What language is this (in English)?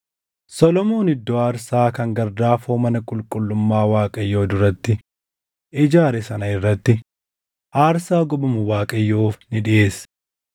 Oromo